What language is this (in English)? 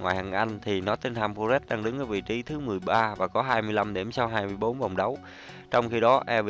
Vietnamese